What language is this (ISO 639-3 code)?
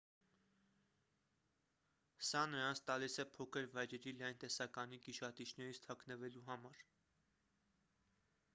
hye